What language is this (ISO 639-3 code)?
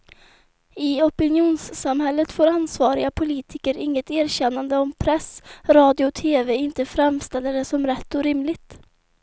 swe